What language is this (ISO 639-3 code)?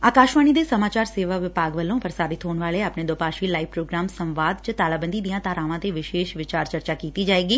pan